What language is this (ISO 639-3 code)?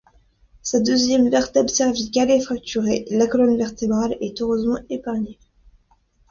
fra